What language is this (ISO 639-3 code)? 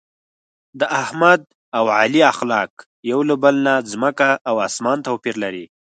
pus